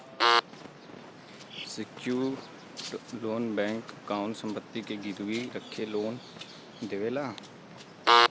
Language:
Bhojpuri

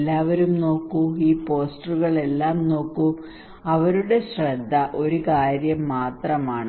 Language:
Malayalam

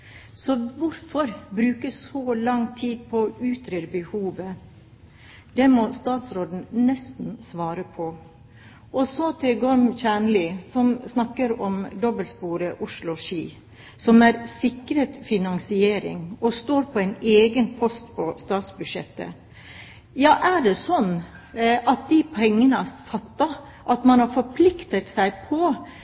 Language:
Norwegian Bokmål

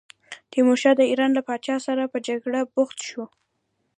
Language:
Pashto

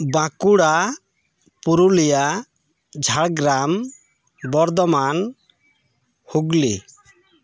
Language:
Santali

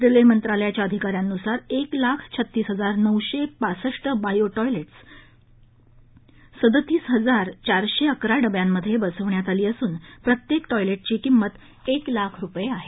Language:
Marathi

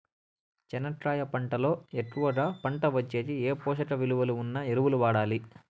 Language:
Telugu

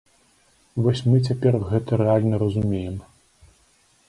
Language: Belarusian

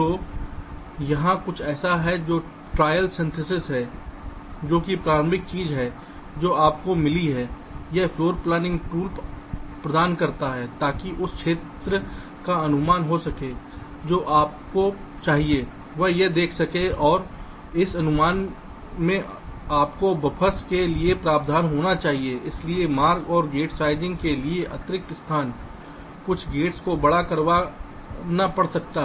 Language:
Hindi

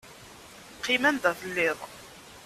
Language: Kabyle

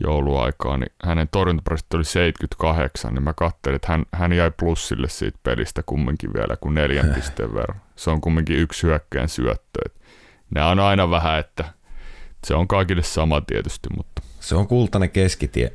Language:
Finnish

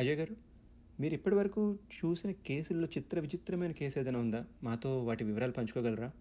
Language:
Telugu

